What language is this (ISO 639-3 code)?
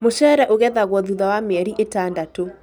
kik